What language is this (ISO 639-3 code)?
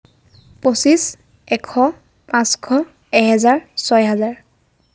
asm